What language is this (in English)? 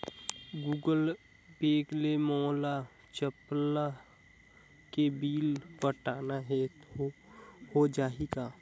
Chhattisgarhi